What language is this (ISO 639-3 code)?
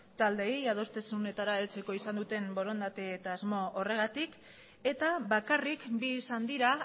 eus